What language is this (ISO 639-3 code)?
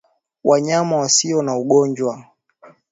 swa